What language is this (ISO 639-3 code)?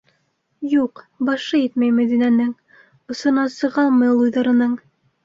bak